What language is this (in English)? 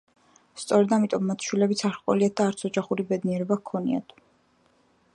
Georgian